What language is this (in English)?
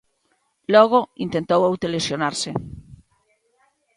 Galician